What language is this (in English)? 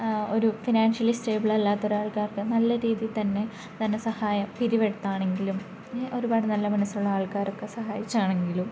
Malayalam